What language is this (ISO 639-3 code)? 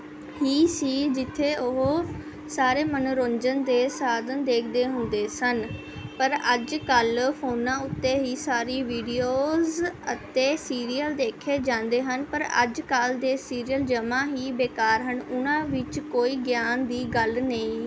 pan